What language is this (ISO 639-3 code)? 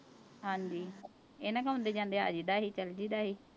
pan